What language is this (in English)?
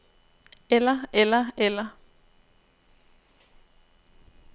Danish